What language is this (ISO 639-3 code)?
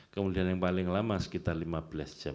ind